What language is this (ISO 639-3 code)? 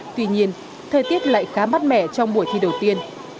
vie